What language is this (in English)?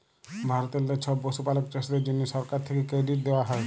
Bangla